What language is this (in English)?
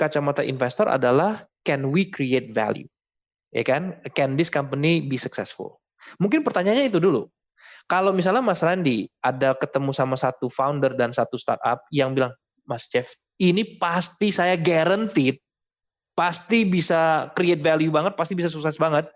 Indonesian